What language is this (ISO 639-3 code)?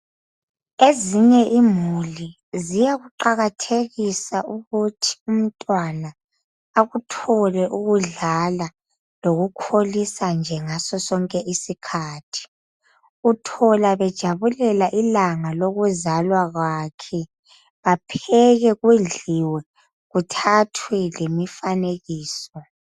nde